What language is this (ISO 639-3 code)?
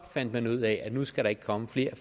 dan